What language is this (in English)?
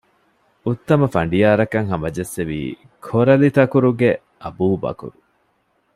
Divehi